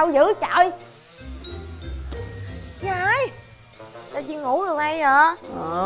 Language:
Vietnamese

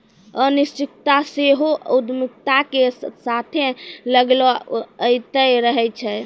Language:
Maithili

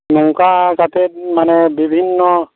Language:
Santali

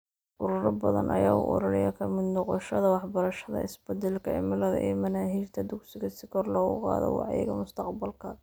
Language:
Somali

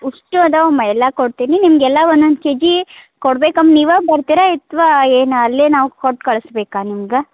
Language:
Kannada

